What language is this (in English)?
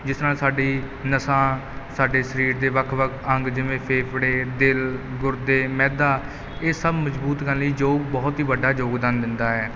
Punjabi